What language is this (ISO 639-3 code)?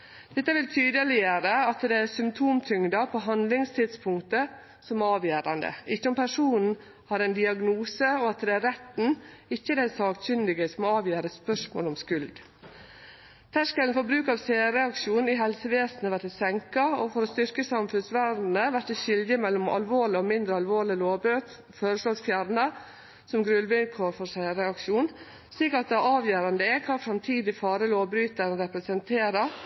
nno